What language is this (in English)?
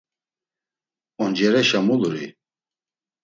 Laz